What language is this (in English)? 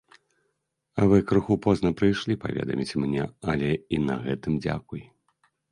Belarusian